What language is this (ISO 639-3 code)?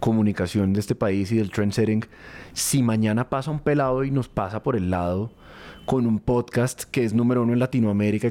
spa